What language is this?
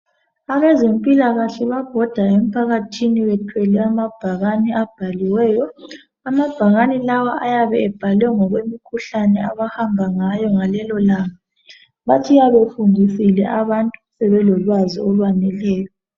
North Ndebele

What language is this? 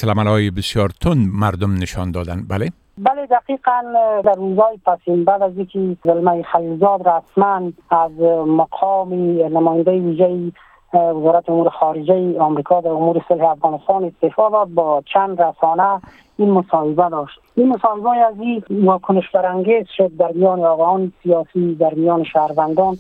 Persian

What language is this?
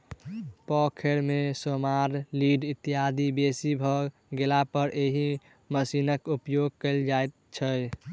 Maithili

